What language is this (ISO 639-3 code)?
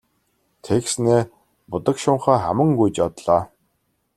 mon